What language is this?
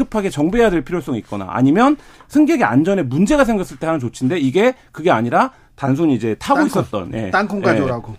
Korean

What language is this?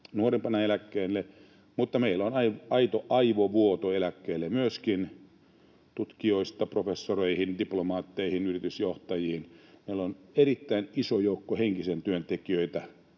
Finnish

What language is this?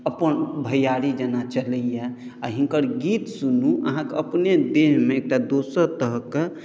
Maithili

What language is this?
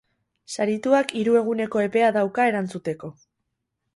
Basque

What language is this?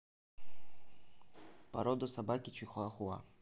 Russian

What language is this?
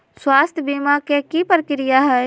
Magahi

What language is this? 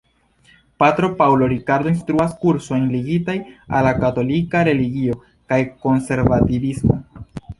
Esperanto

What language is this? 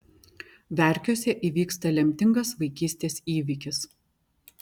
Lithuanian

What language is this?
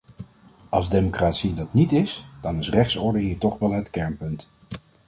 Dutch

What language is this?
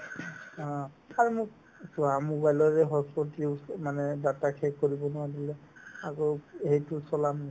Assamese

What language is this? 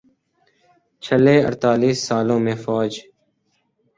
Urdu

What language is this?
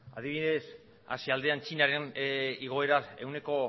Basque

